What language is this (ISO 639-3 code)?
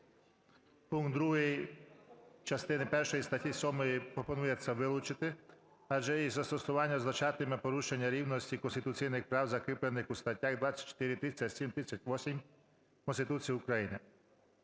ukr